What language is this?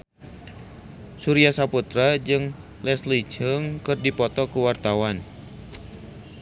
Sundanese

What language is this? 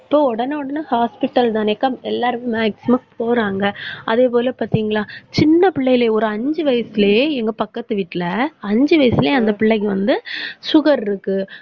Tamil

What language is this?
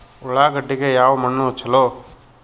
Kannada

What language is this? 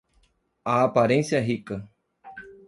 Portuguese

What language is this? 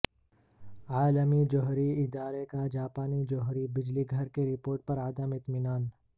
Urdu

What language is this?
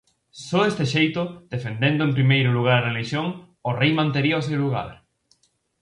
Galician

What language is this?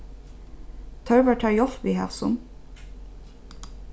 Faroese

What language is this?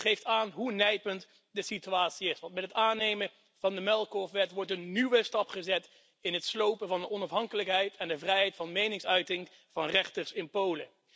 Dutch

